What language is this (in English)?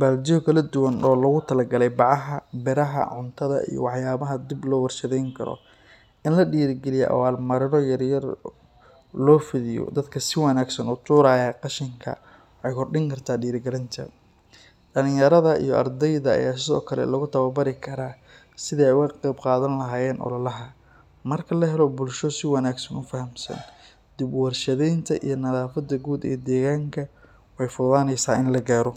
Somali